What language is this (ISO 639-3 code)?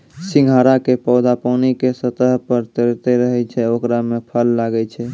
mai